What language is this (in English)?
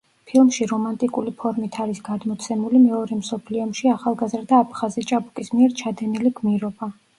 Georgian